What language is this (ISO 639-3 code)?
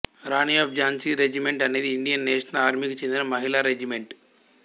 tel